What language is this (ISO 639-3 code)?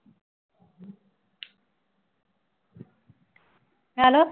pan